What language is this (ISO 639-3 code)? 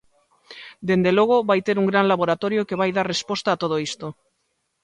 glg